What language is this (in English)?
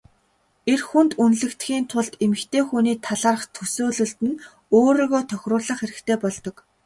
Mongolian